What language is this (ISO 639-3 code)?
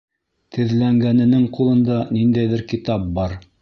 bak